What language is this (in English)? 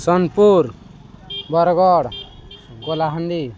Odia